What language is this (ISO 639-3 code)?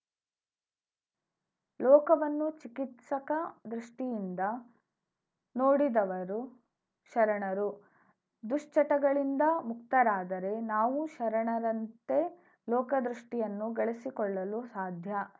kan